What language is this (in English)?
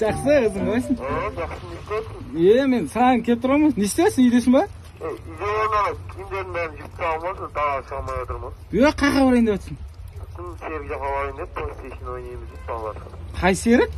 Turkish